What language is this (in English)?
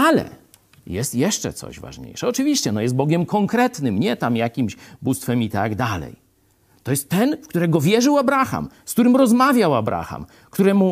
Polish